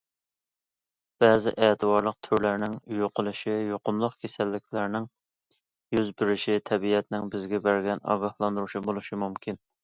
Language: Uyghur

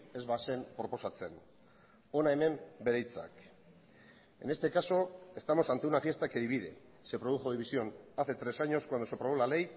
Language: Spanish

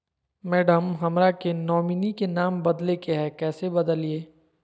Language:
Magahi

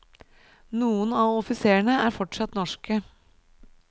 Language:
Norwegian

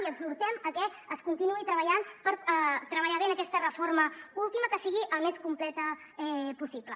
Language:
Catalan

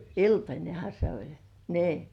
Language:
Finnish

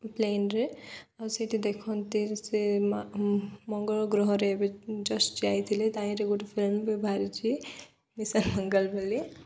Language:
Odia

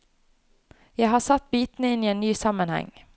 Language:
Norwegian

